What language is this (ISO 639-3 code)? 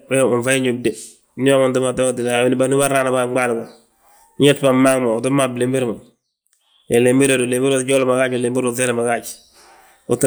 bjt